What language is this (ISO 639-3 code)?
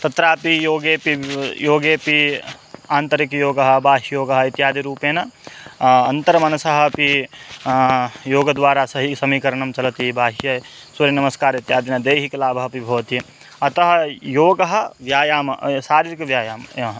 san